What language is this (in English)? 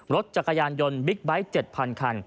Thai